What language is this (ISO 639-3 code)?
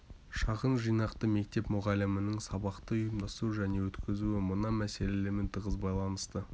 kaz